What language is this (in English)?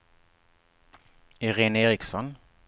Swedish